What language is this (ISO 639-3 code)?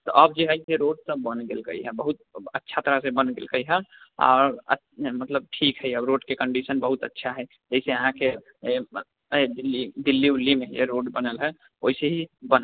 mai